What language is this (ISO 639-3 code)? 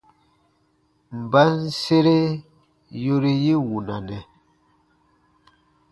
bba